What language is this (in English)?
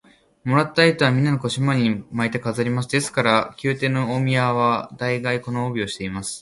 Japanese